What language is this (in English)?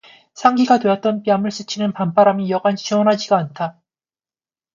Korean